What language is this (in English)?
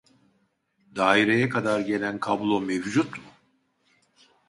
Turkish